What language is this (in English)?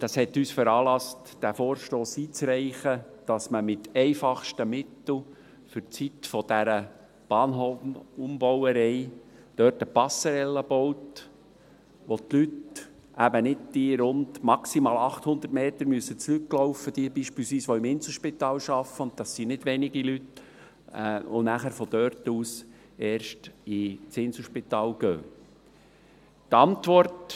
Swiss German